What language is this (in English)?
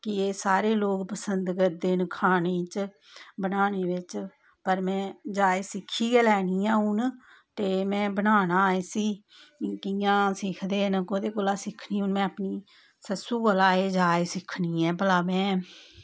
Dogri